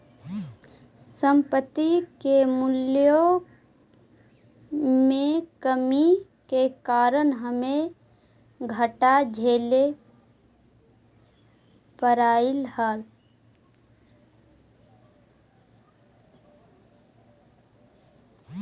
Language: Magahi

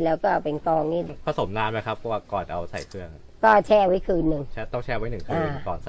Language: Thai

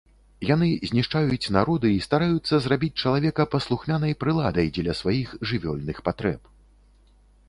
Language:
Belarusian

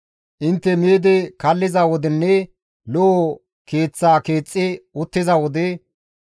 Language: Gamo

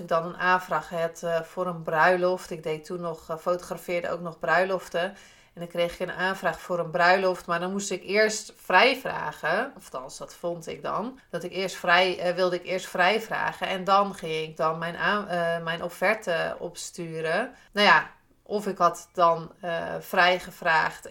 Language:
Dutch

